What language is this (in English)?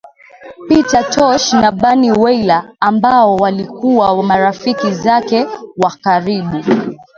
Swahili